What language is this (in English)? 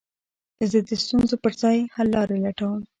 Pashto